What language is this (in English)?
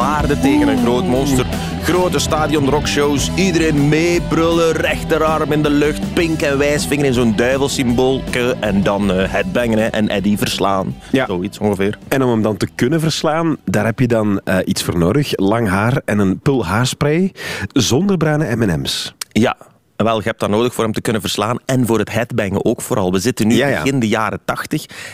Dutch